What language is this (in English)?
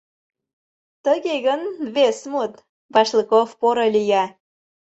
Mari